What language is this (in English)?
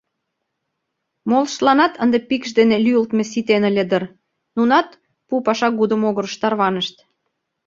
Mari